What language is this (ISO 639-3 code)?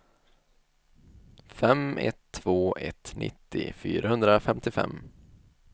swe